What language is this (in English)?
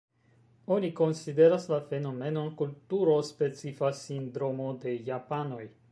Esperanto